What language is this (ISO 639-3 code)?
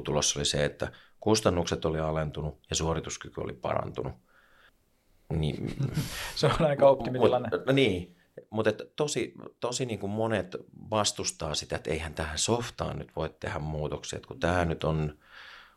fin